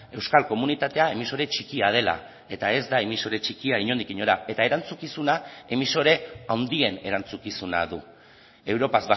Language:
Basque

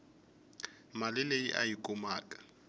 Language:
Tsonga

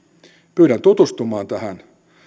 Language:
Finnish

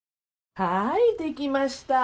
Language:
Japanese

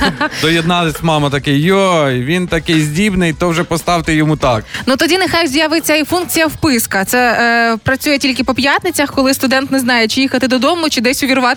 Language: Ukrainian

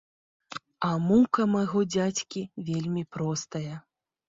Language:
Belarusian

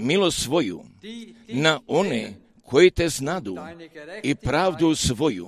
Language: Croatian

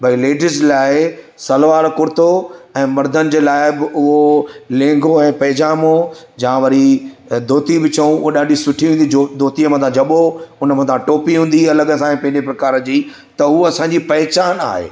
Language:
Sindhi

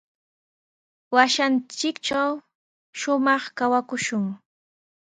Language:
Sihuas Ancash Quechua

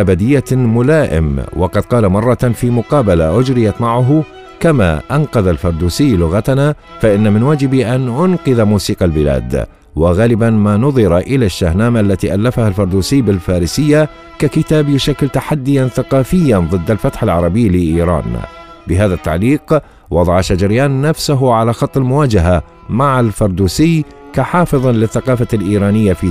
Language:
Arabic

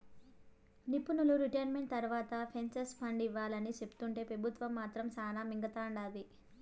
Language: Telugu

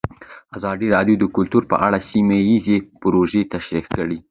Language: Pashto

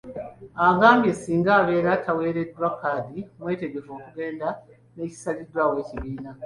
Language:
Ganda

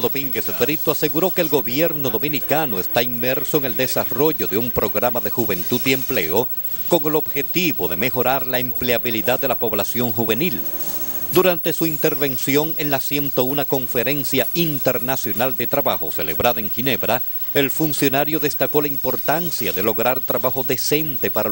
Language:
Spanish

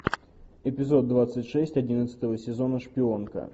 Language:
Russian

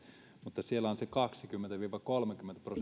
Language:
Finnish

